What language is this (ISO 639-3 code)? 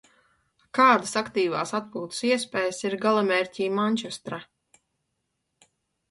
lav